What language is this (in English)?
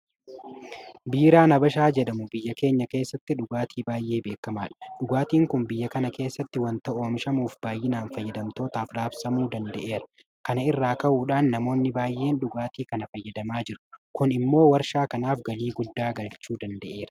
Oromo